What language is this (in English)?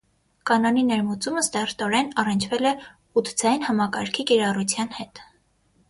Armenian